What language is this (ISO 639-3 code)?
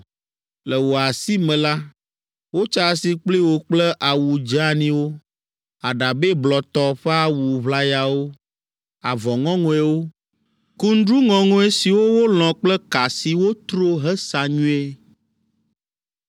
ewe